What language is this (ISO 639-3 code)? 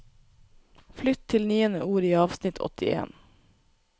nor